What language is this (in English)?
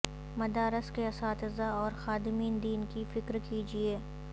Urdu